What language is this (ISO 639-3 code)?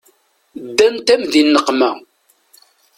kab